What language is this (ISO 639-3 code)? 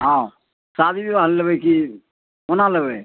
mai